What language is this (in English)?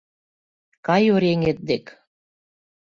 Mari